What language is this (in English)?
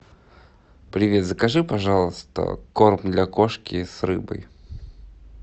Russian